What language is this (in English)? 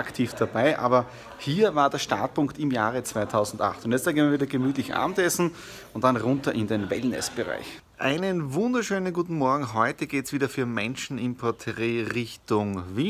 German